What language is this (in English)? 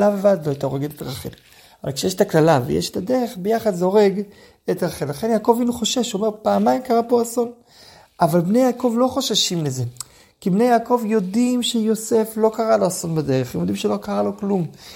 Hebrew